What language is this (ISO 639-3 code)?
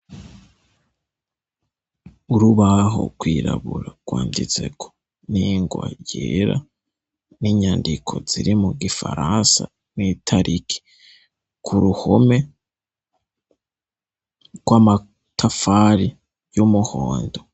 run